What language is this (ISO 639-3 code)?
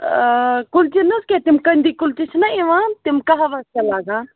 kas